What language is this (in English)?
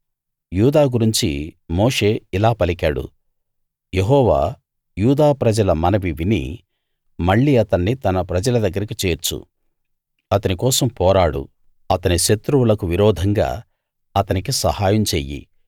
Telugu